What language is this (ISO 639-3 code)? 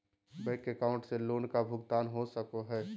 mag